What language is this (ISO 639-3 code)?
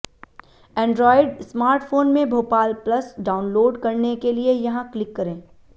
hin